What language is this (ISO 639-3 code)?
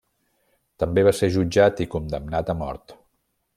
cat